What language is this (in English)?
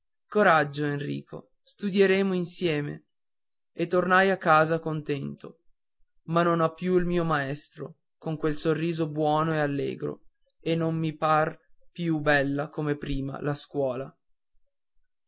Italian